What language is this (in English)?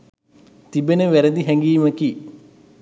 Sinhala